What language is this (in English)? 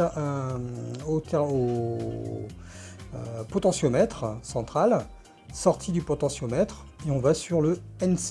French